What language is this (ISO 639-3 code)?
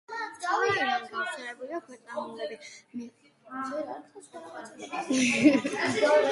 kat